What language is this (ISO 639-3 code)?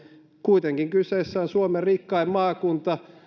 fin